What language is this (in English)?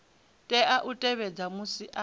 Venda